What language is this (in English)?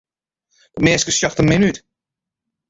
Western Frisian